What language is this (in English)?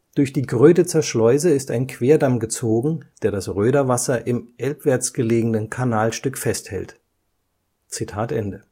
German